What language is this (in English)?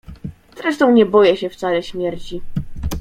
Polish